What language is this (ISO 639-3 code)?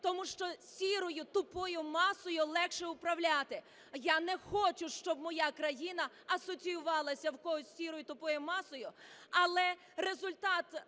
ukr